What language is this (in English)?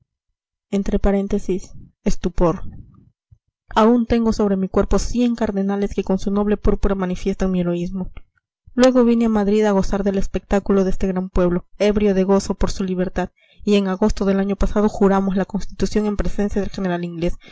Spanish